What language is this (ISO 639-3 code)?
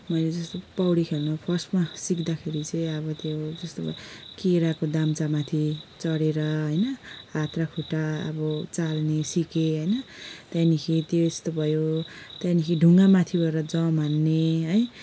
nep